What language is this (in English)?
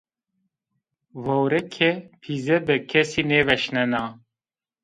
Zaza